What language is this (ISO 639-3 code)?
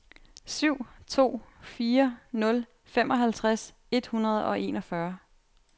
dan